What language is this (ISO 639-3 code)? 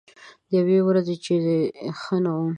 pus